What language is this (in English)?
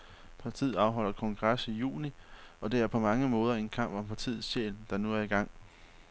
Danish